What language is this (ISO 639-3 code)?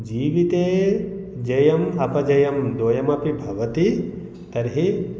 san